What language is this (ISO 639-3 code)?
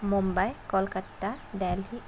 asm